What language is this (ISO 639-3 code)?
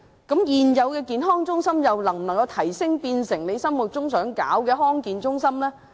yue